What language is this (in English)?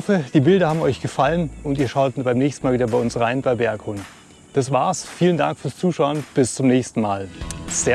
German